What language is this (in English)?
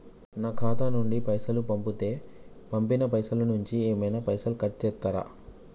Telugu